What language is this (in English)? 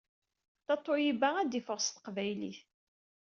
Kabyle